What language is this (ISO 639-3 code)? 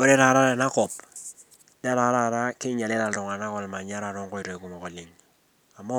mas